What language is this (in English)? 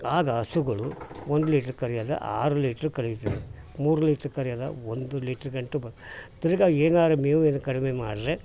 Kannada